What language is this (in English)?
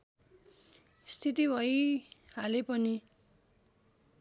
Nepali